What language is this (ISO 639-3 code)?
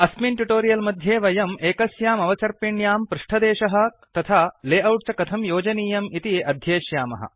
san